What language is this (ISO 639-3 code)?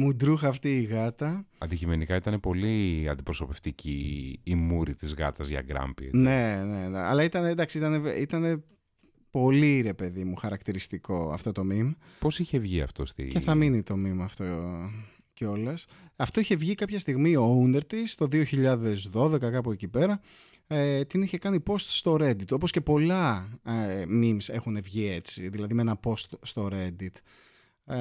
ell